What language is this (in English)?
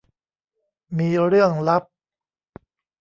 Thai